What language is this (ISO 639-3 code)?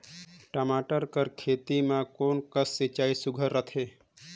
hne